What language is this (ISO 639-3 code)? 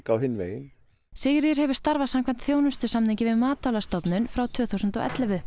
isl